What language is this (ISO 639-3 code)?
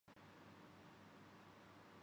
urd